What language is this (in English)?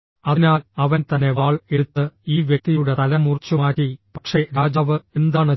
Malayalam